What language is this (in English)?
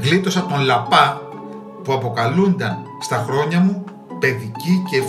Greek